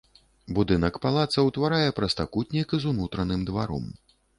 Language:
Belarusian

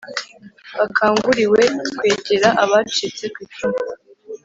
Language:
Kinyarwanda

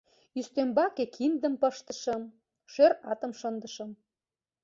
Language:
Mari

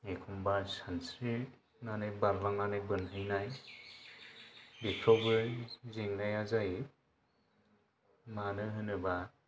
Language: Bodo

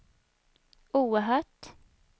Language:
Swedish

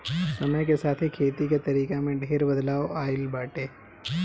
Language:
Bhojpuri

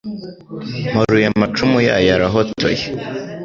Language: Kinyarwanda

